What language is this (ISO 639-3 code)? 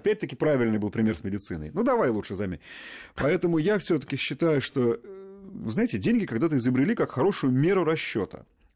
rus